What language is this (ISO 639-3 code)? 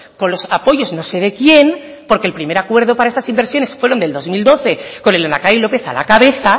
spa